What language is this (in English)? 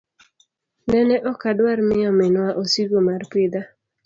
Luo (Kenya and Tanzania)